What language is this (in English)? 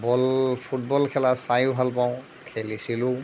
Assamese